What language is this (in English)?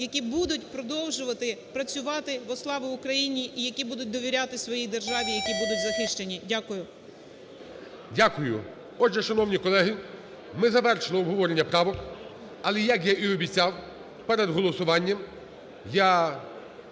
Ukrainian